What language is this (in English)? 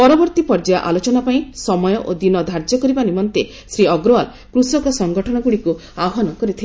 Odia